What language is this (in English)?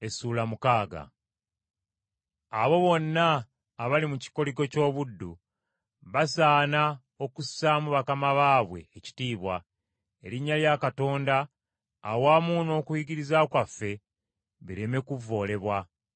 Ganda